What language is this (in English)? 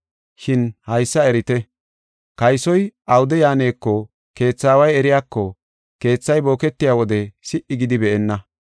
Gofa